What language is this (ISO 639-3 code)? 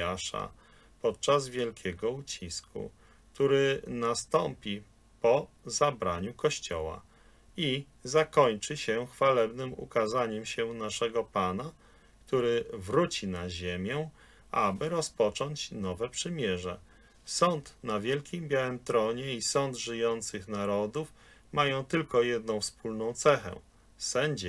pol